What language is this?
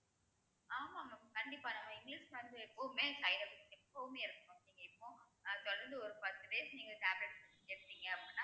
Tamil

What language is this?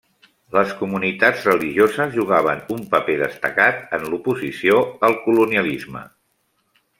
Catalan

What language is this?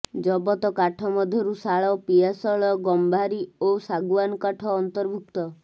Odia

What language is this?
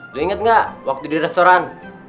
Indonesian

